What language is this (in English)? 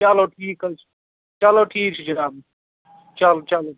Kashmiri